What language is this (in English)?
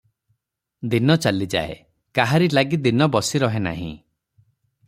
Odia